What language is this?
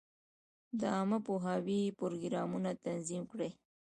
Pashto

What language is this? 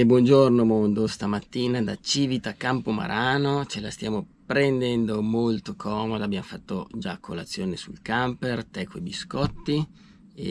Italian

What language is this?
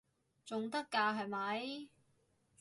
Cantonese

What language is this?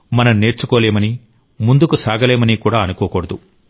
Telugu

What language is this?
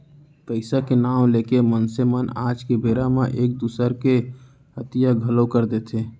Chhattisgarhi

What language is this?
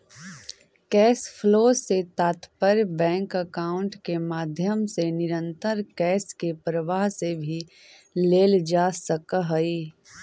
Magahi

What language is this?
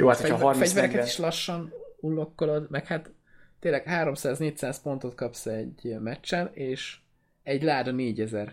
Hungarian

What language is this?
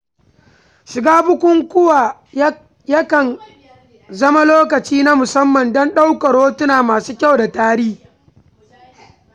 Hausa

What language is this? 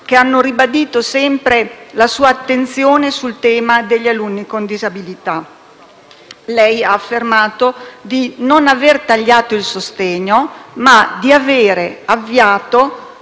Italian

